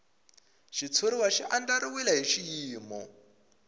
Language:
Tsonga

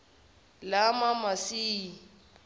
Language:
Zulu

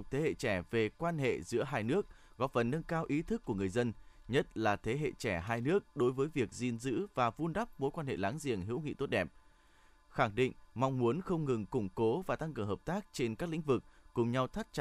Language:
Vietnamese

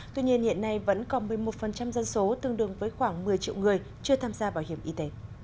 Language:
Vietnamese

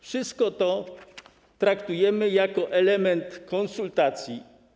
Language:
Polish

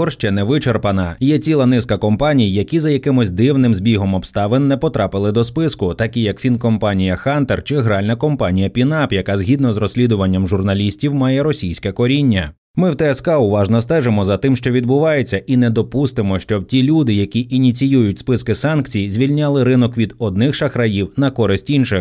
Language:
Ukrainian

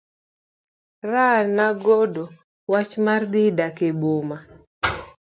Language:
Luo (Kenya and Tanzania)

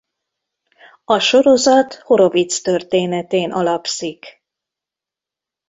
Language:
Hungarian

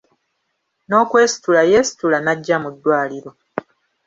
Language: Ganda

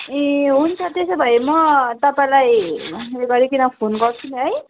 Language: Nepali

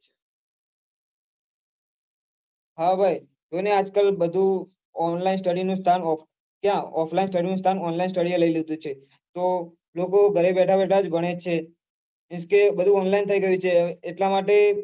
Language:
Gujarati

